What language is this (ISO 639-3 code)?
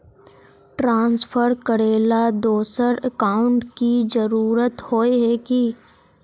mag